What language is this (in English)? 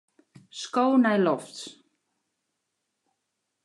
Western Frisian